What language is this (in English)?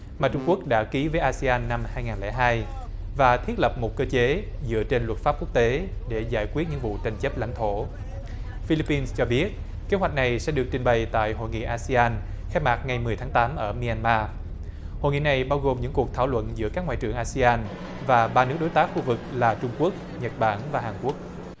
Vietnamese